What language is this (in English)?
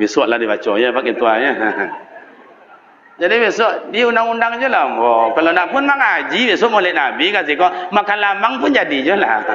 Malay